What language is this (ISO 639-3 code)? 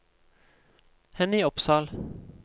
nor